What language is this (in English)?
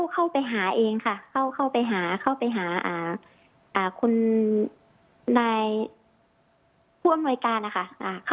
Thai